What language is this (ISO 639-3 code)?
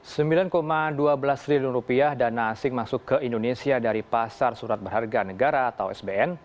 ind